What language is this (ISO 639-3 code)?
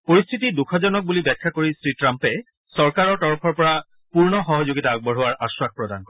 asm